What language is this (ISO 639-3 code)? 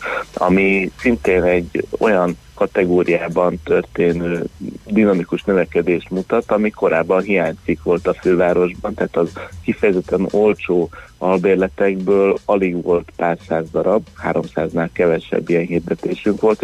hun